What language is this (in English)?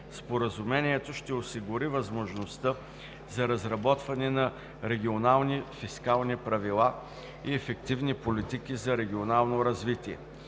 Bulgarian